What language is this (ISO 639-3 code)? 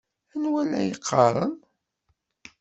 kab